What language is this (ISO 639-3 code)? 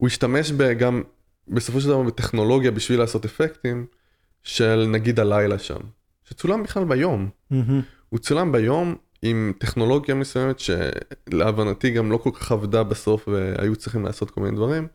heb